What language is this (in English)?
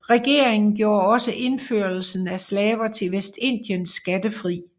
Danish